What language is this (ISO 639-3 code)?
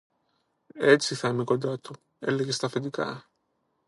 ell